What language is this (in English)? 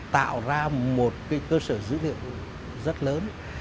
Vietnamese